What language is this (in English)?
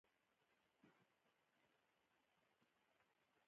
Pashto